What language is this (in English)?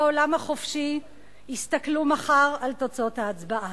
Hebrew